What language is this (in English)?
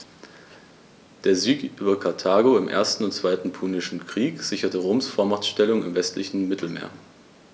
German